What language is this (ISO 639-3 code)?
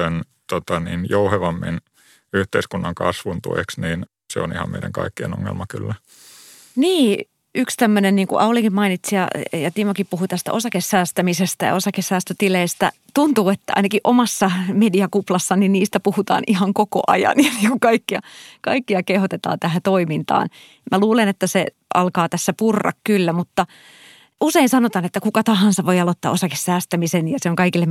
fin